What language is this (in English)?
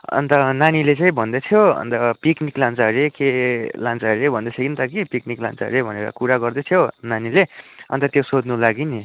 Nepali